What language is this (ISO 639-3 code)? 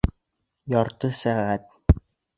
bak